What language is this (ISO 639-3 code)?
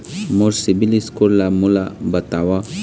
hne